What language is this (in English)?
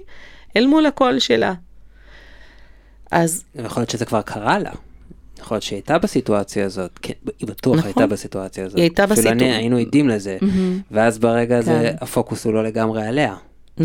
Hebrew